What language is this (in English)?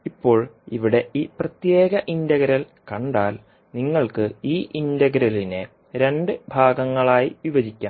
Malayalam